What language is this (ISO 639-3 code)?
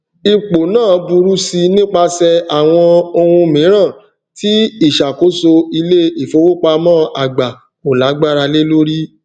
yor